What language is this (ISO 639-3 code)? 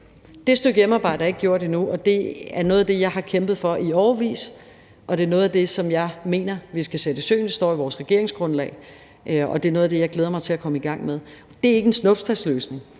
dan